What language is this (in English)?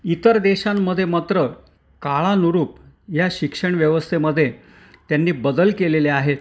Marathi